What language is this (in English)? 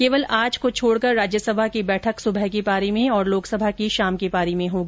Hindi